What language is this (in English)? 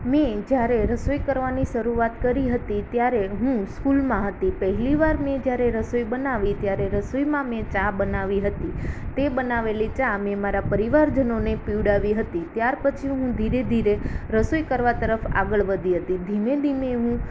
Gujarati